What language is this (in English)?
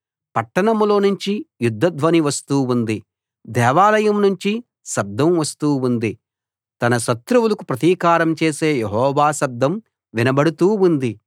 Telugu